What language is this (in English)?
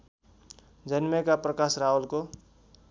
Nepali